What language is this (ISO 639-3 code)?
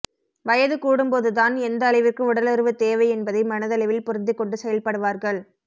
tam